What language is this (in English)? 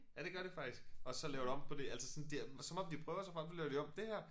Danish